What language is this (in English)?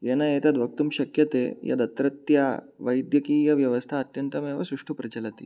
Sanskrit